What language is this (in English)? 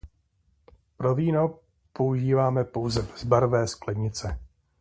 Czech